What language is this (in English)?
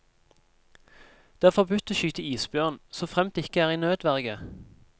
Norwegian